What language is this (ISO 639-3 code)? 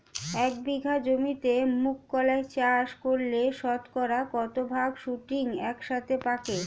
ben